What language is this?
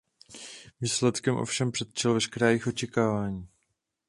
Czech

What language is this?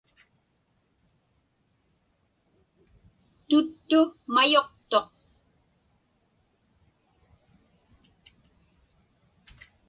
Inupiaq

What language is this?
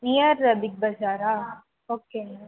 Tamil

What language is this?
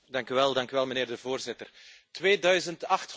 Dutch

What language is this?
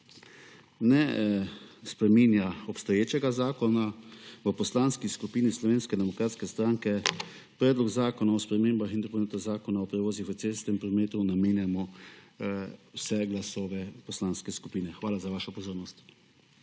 Slovenian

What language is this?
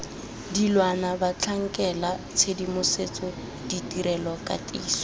Tswana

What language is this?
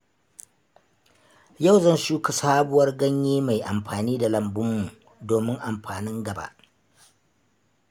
Hausa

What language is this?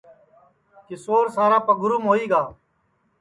Sansi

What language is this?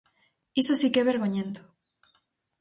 Galician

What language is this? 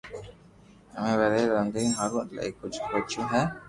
Loarki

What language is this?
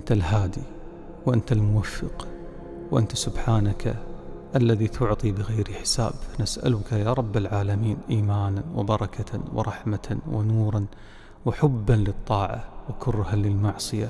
Arabic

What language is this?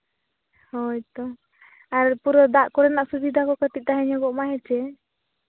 Santali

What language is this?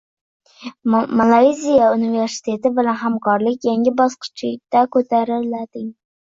Uzbek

